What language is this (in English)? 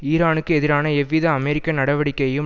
Tamil